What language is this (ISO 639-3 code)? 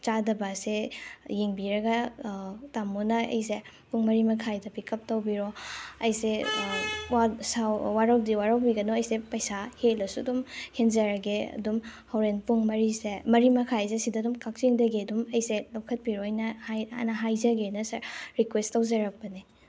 mni